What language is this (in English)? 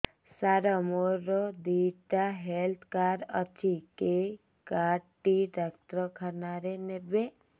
Odia